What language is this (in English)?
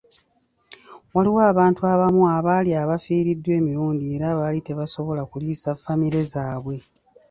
Ganda